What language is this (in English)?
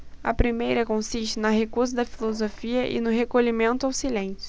Portuguese